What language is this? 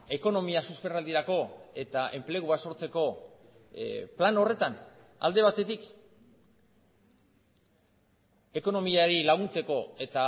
Basque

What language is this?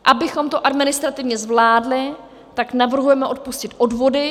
Czech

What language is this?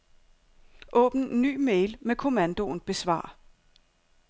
Danish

